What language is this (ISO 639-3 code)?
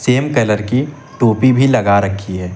hin